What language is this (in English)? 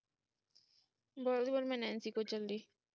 Punjabi